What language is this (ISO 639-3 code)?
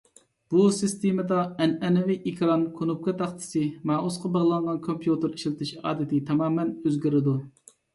uig